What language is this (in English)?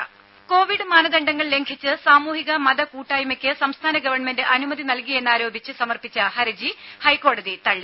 Malayalam